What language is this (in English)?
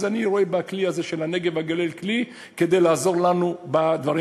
Hebrew